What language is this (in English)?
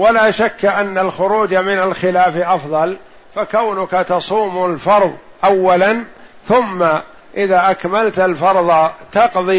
Arabic